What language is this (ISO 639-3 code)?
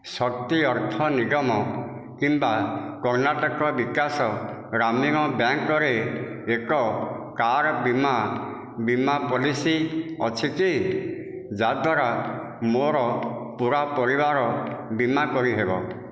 ori